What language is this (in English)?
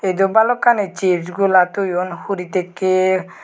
Chakma